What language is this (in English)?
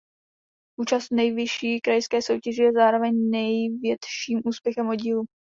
Czech